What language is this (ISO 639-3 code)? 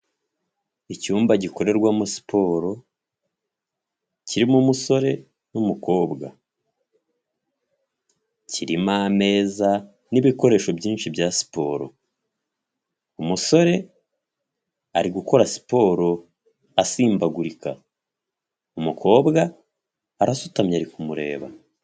kin